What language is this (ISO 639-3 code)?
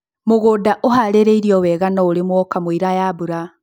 kik